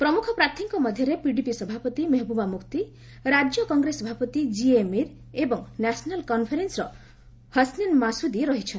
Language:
Odia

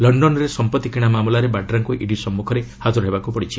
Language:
Odia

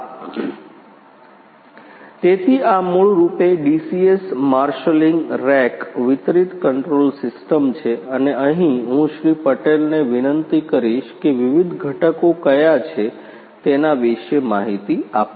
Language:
Gujarati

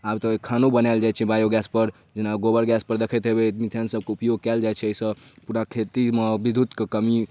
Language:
Maithili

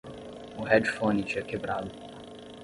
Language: Portuguese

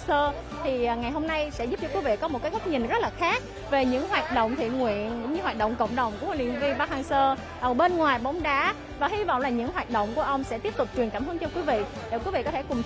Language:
Vietnamese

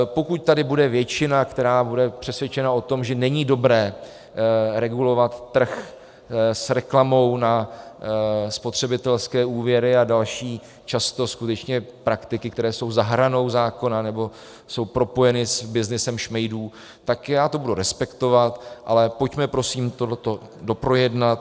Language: Czech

